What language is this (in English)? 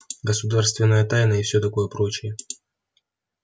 Russian